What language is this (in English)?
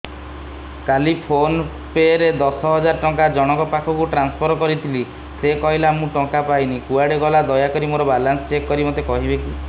Odia